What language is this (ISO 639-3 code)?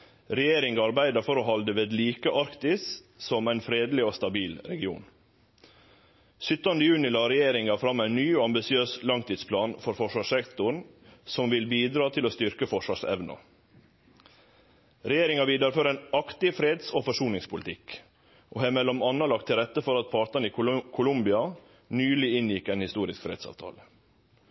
nno